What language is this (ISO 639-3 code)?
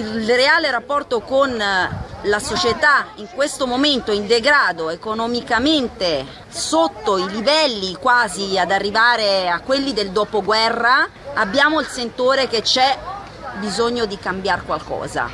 ita